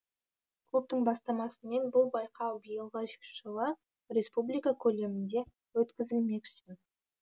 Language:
Kazakh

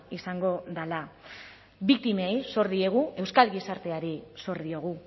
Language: Basque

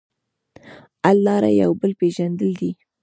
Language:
Pashto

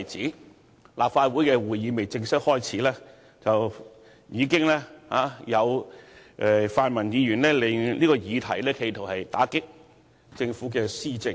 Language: Cantonese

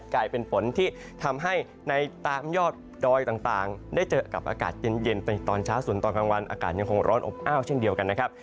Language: Thai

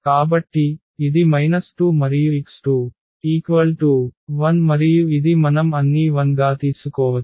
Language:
Telugu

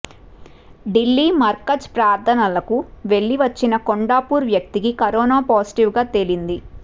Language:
Telugu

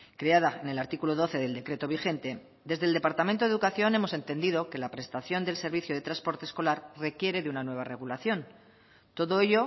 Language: Spanish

